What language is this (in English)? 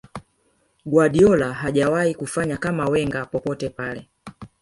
Swahili